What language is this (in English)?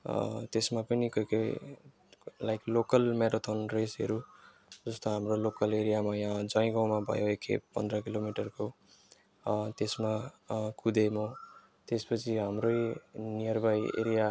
Nepali